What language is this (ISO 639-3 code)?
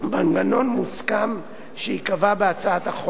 heb